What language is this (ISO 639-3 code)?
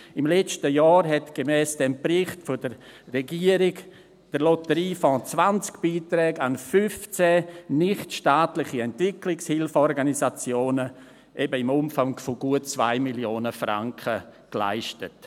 gsw